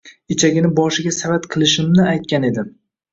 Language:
Uzbek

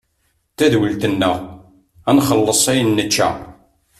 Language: Kabyle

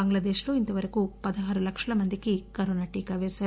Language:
Telugu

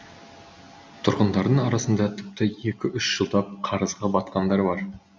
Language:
Kazakh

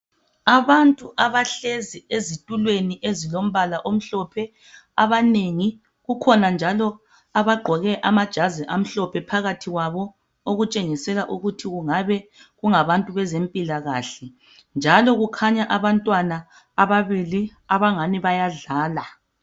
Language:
North Ndebele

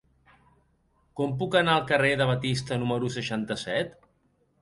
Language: Catalan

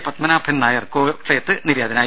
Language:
Malayalam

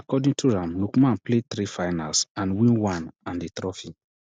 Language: Nigerian Pidgin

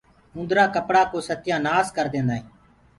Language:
Gurgula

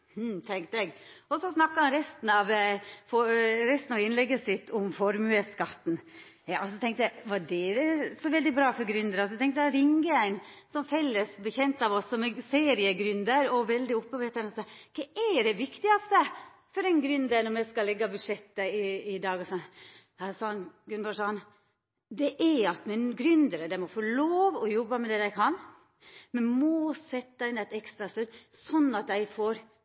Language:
Norwegian Nynorsk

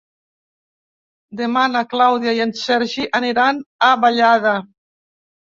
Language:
Catalan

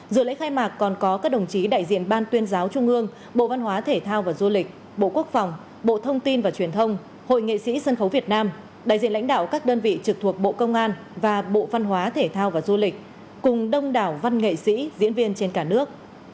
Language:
Vietnamese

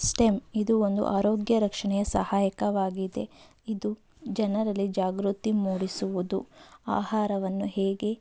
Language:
Kannada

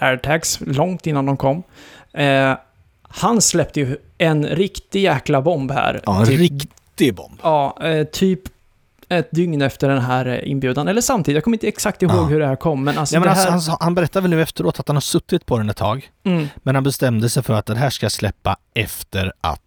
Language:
Swedish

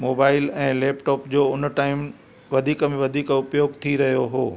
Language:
Sindhi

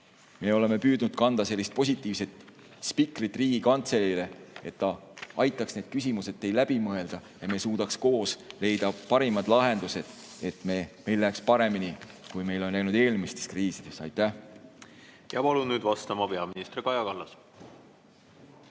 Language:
Estonian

